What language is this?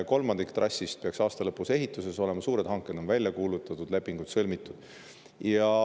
Estonian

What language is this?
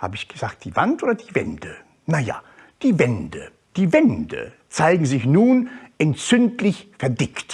German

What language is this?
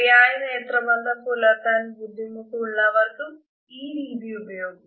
Malayalam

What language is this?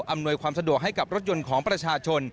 Thai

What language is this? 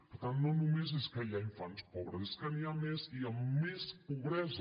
Catalan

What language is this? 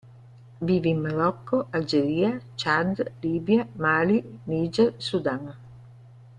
Italian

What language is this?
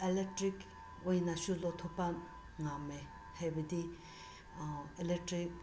Manipuri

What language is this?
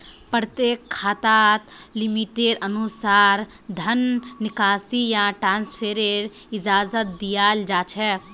Magahi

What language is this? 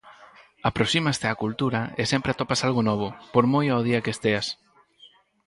Galician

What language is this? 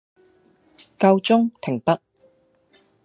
Cantonese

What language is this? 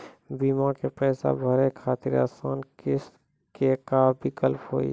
Maithili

